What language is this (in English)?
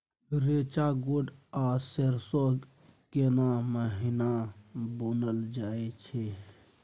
Maithili